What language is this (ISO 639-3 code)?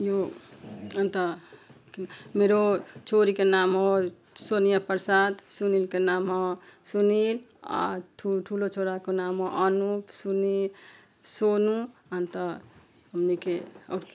nep